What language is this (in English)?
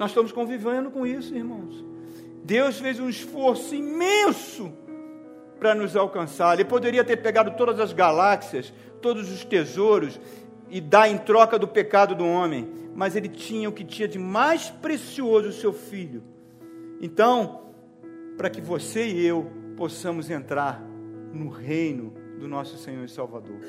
Portuguese